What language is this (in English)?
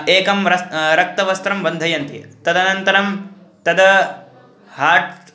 Sanskrit